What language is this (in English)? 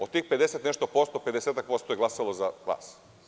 Serbian